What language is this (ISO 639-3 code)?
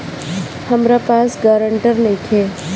bho